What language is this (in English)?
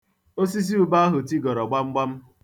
Igbo